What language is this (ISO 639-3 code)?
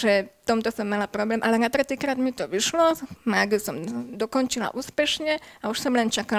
slk